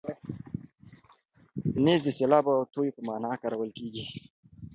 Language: Pashto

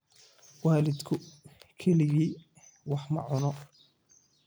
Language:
Somali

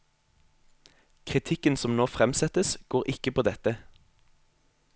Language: Norwegian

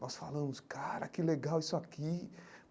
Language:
Portuguese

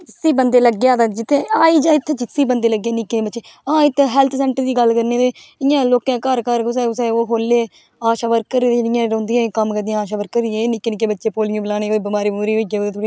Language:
Dogri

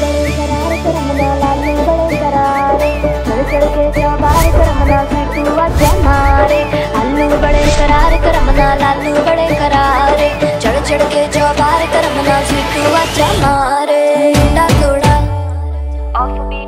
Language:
Hindi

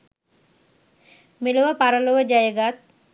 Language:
Sinhala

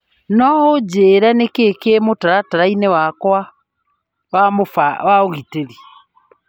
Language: Kikuyu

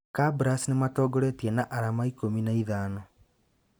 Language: Kikuyu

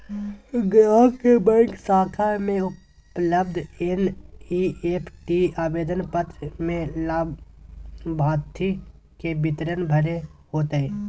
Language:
Magahi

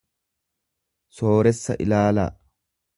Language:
Oromo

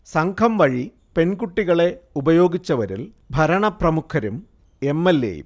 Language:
Malayalam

